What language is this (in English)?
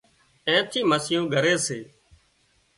Wadiyara Koli